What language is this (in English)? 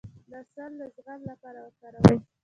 Pashto